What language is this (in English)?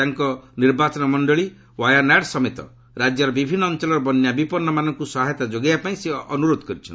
Odia